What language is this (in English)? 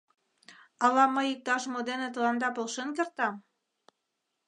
Mari